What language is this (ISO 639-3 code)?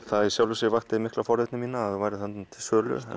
isl